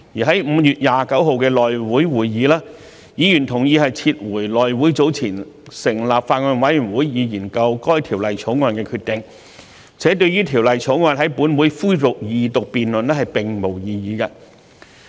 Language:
Cantonese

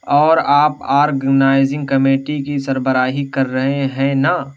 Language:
Urdu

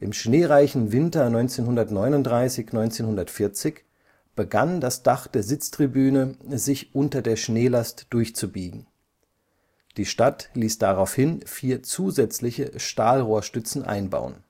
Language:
German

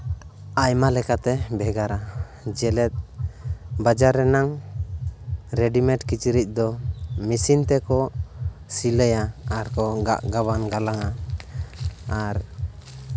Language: Santali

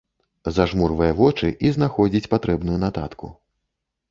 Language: Belarusian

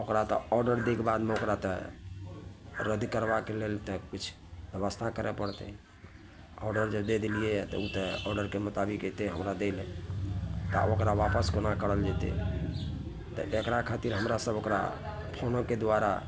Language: Maithili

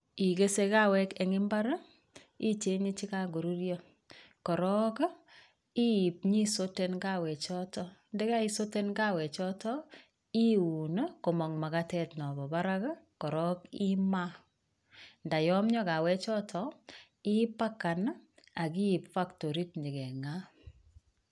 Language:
Kalenjin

